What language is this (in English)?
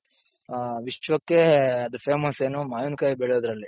Kannada